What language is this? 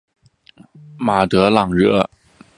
Chinese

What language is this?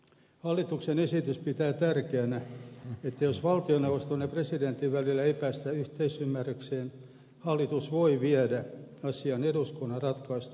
Finnish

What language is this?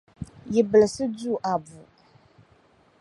Dagbani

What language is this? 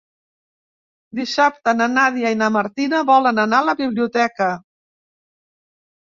Catalan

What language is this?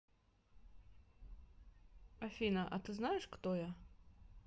Russian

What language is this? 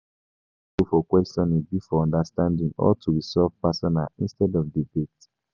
Nigerian Pidgin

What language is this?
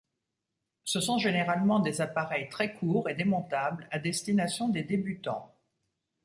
French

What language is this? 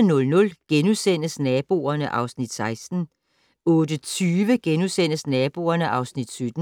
Danish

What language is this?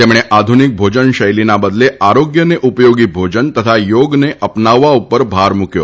Gujarati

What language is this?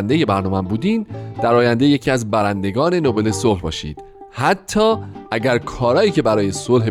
Persian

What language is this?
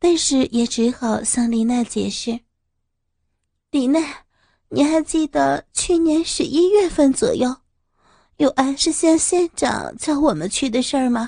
Chinese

